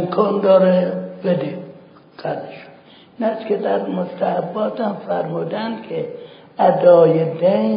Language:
Persian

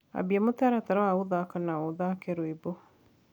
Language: Kikuyu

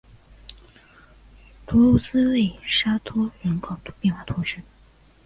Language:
Chinese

